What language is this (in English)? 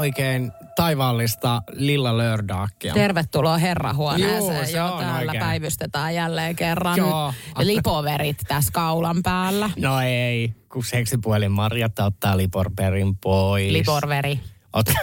Finnish